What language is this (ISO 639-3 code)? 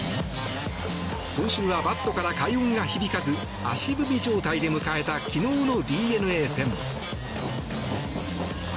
jpn